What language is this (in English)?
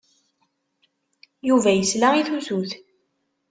Kabyle